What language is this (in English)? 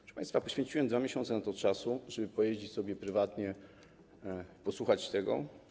Polish